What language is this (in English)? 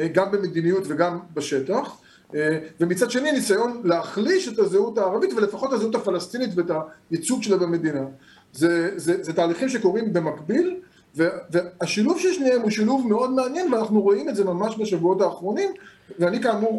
Hebrew